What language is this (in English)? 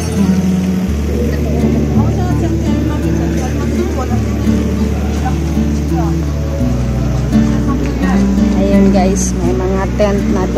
Filipino